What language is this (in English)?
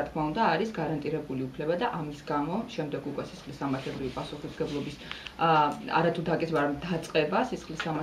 Romanian